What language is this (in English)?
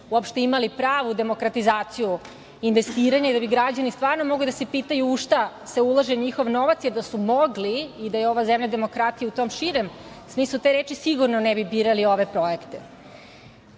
Serbian